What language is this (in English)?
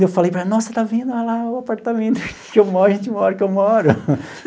Portuguese